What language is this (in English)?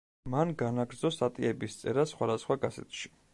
Georgian